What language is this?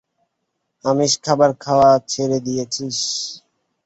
Bangla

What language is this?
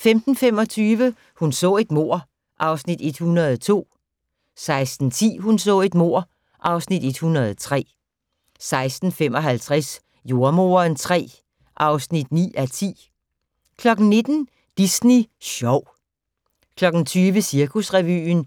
Danish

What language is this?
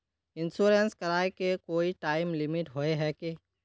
Magahi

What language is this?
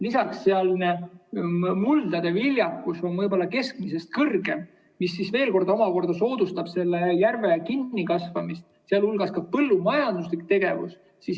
Estonian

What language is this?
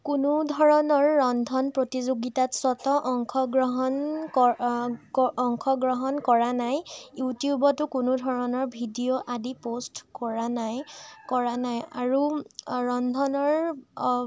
Assamese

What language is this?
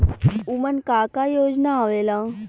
Bhojpuri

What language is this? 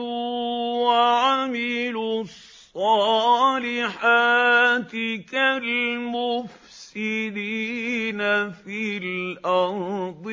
Arabic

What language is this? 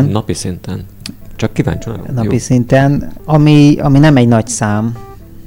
Hungarian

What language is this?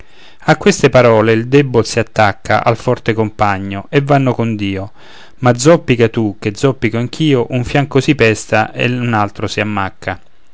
Italian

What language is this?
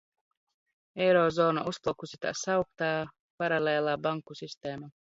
Latvian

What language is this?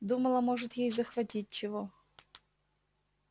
Russian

